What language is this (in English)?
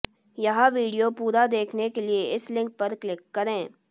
Hindi